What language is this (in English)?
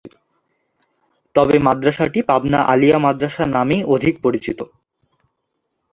Bangla